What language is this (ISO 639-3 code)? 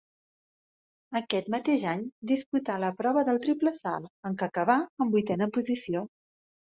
cat